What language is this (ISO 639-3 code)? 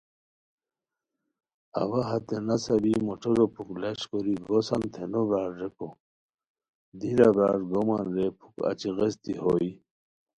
khw